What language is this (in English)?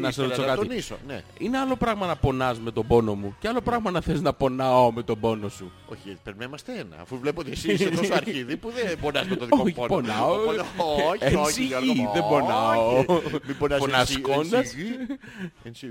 Greek